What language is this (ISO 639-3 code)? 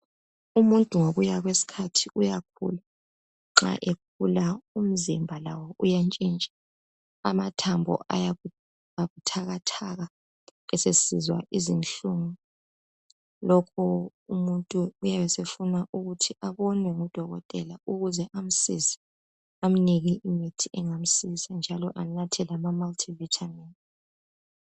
nde